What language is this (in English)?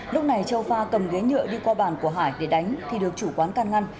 Vietnamese